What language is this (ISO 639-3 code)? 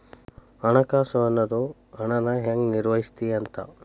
kan